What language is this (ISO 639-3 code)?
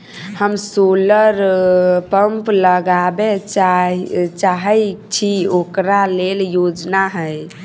mai